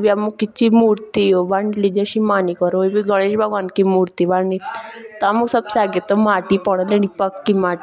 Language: Jaunsari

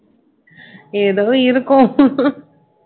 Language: Tamil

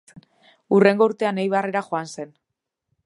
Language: Basque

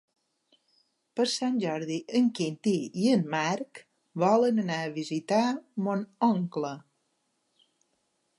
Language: Catalan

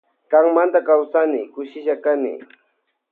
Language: Loja Highland Quichua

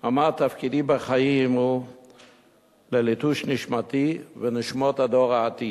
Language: Hebrew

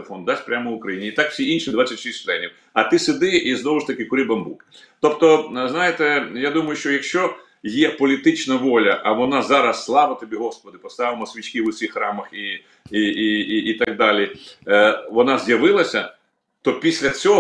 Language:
Ukrainian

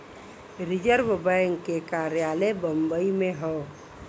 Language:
Bhojpuri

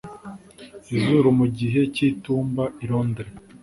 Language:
Kinyarwanda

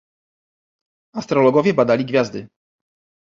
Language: Polish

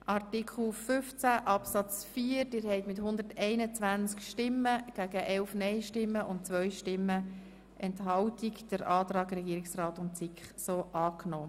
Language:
Swiss German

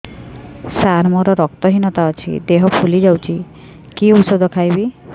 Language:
Odia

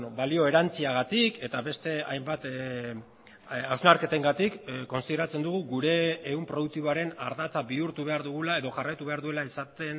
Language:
Basque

